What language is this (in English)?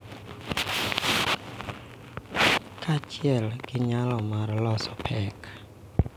Luo (Kenya and Tanzania)